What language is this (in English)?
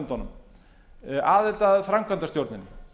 Icelandic